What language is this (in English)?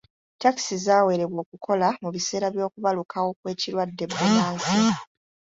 Ganda